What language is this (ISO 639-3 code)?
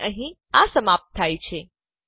guj